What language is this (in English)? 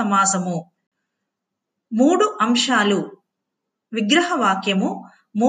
Telugu